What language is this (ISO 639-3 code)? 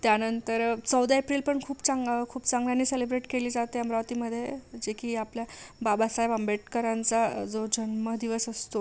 mar